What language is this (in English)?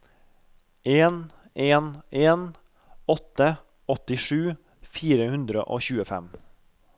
Norwegian